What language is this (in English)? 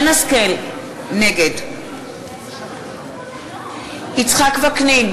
Hebrew